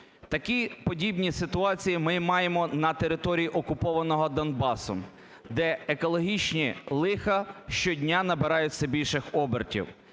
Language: Ukrainian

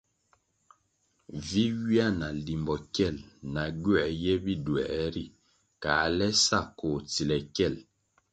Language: Kwasio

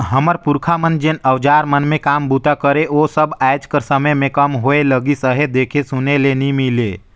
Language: Chhattisgarhi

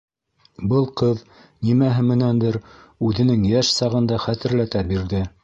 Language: Bashkir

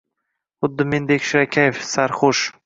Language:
Uzbek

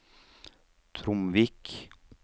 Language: Norwegian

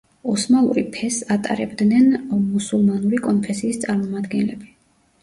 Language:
Georgian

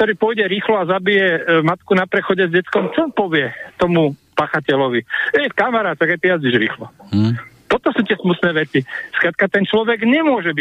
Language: Slovak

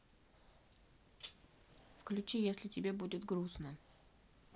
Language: Russian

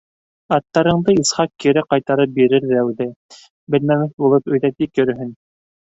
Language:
Bashkir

